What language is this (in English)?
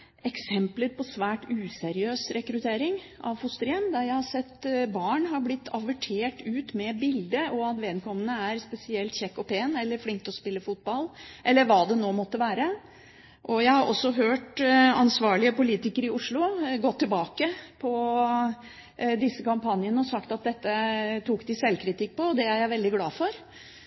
Norwegian Bokmål